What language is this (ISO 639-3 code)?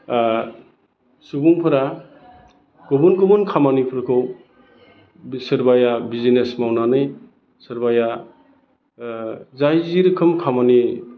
brx